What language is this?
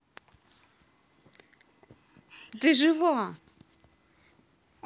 Russian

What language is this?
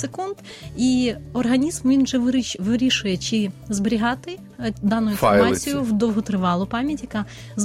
Ukrainian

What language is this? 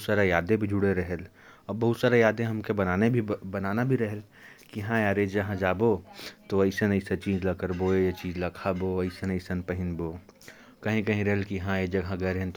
Korwa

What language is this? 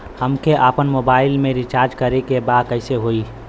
Bhojpuri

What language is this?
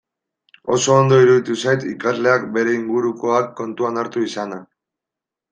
Basque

